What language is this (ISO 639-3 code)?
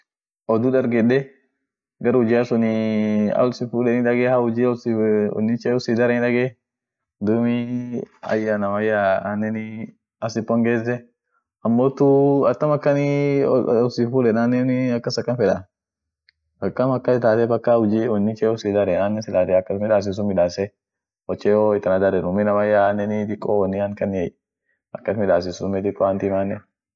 orc